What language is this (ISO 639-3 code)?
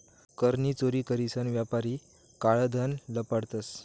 mar